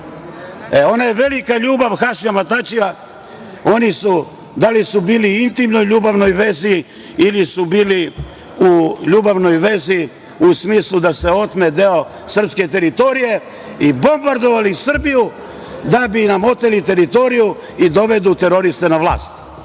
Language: Serbian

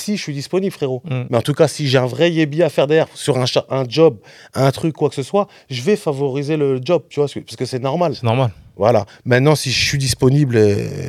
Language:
French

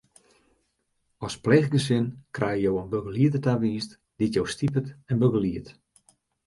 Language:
Western Frisian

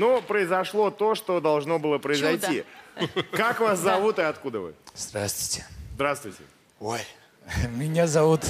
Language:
Russian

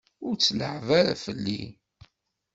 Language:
Kabyle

